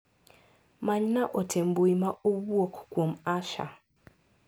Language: Luo (Kenya and Tanzania)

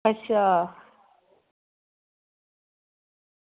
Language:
Dogri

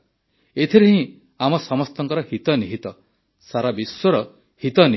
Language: Odia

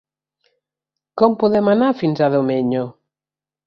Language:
Catalan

